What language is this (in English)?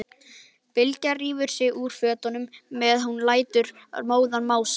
Icelandic